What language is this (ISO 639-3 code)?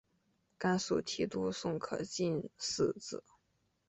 zho